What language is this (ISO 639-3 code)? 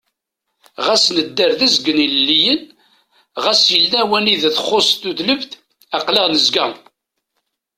kab